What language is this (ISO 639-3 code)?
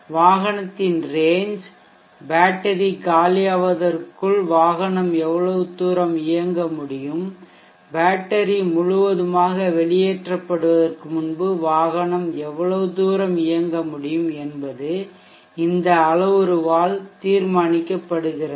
tam